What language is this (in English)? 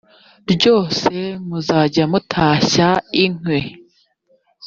Kinyarwanda